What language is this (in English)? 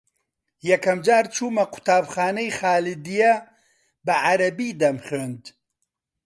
Central Kurdish